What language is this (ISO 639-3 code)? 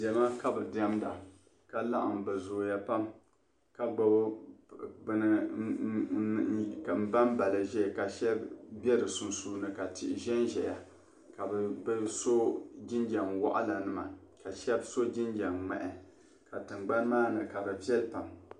dag